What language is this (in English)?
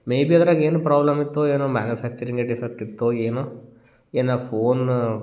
Kannada